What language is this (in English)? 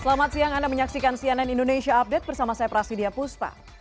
Indonesian